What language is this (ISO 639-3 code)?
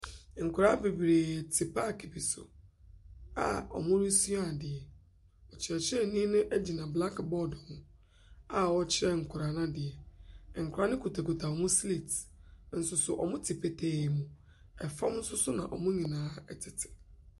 aka